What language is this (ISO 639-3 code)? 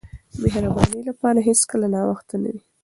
pus